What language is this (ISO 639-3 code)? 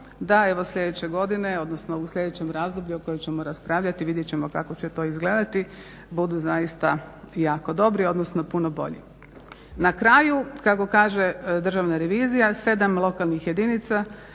hrv